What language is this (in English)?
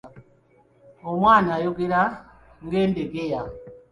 Ganda